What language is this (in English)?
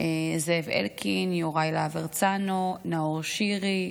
Hebrew